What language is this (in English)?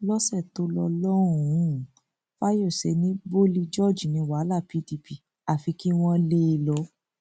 Yoruba